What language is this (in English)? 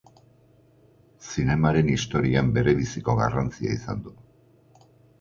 Basque